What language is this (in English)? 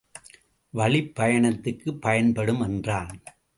Tamil